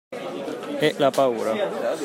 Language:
Italian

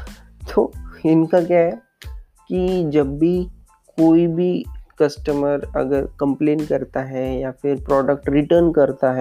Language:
Hindi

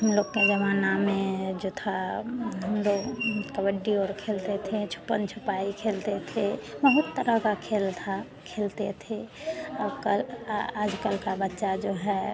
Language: Hindi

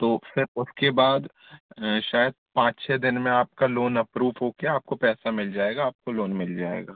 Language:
Hindi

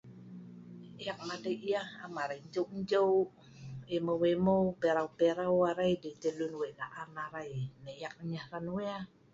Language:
Sa'ban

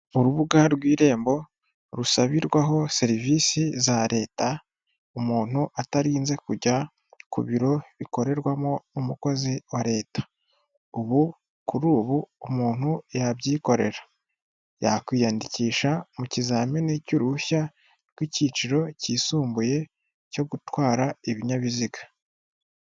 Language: Kinyarwanda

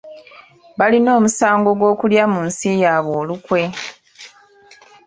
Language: Ganda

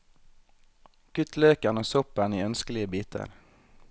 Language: Norwegian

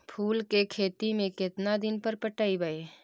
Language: Magahi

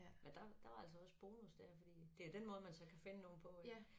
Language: Danish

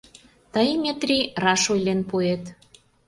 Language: Mari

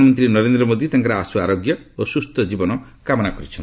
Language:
Odia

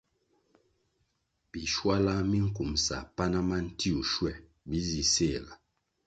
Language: Kwasio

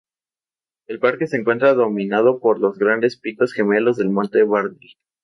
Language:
Spanish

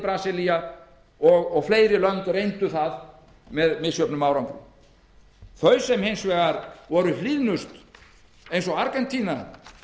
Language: Icelandic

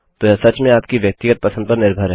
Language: Hindi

